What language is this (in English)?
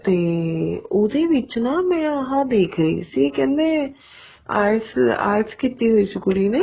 Punjabi